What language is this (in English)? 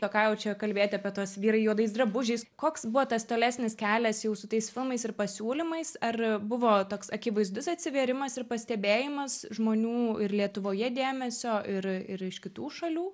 Lithuanian